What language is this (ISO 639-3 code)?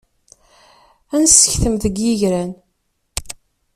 kab